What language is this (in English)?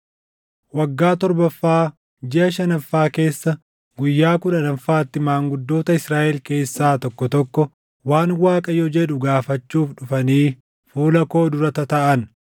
Oromo